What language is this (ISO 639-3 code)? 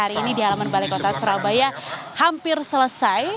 ind